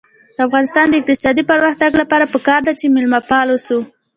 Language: Pashto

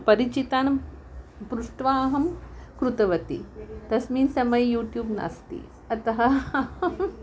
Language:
Sanskrit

